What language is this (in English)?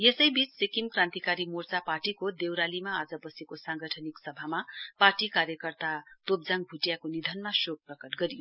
Nepali